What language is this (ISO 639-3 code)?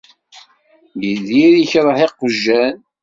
kab